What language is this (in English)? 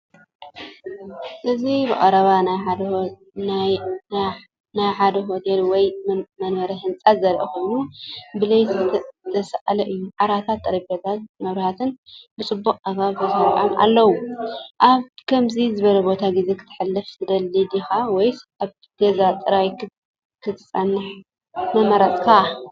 Tigrinya